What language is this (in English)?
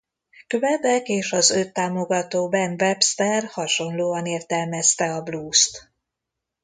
Hungarian